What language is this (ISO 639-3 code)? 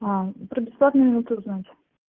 rus